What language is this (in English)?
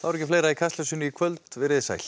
Icelandic